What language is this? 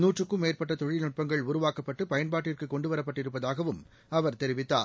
Tamil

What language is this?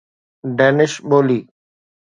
Sindhi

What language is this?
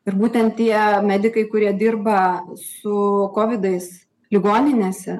Lithuanian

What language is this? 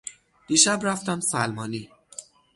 Persian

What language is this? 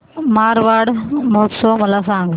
Marathi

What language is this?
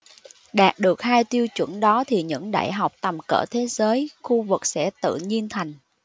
Vietnamese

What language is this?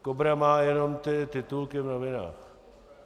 Czech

